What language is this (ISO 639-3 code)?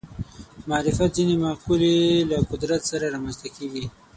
pus